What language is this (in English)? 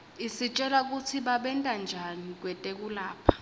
Swati